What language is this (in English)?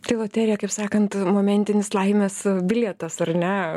Lithuanian